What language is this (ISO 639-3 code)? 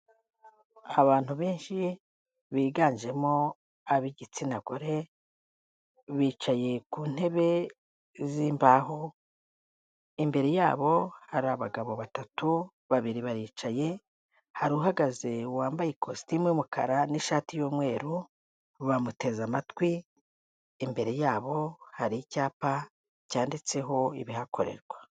kin